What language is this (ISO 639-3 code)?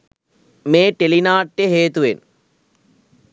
sin